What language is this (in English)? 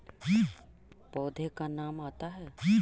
Magahi